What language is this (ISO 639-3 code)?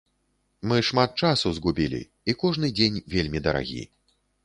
bel